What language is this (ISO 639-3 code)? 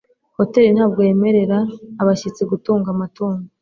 kin